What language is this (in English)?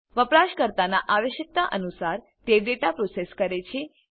Gujarati